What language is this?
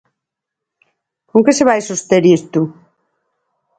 Galician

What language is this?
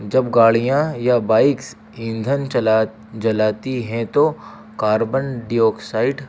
Urdu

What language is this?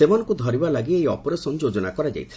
Odia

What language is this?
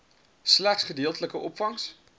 Afrikaans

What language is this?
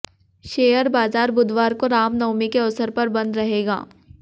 Hindi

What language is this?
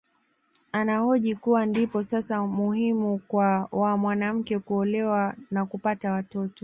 Swahili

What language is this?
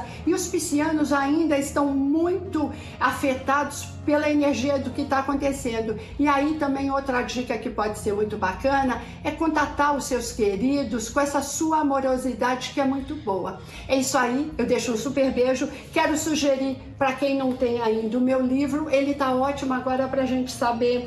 Portuguese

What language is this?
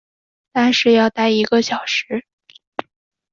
Chinese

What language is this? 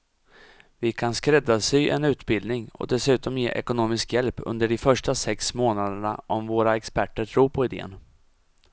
Swedish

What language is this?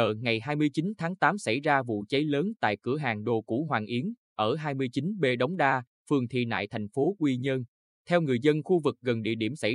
Vietnamese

